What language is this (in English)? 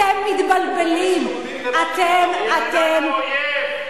Hebrew